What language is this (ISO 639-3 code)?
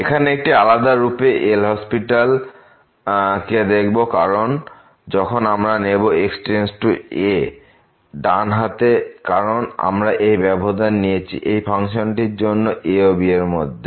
ben